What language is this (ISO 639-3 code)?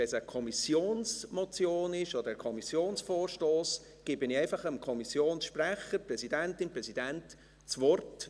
gsw